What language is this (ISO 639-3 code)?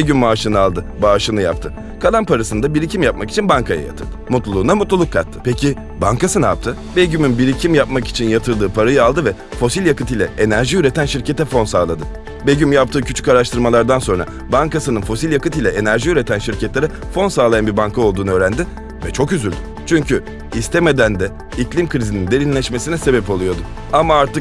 tur